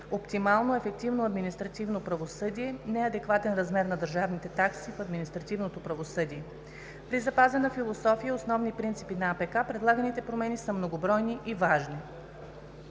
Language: Bulgarian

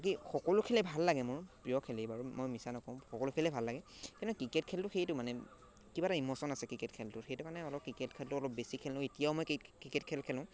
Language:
Assamese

